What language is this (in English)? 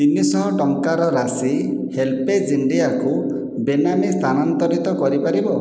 Odia